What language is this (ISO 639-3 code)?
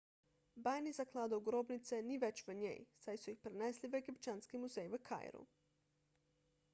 slv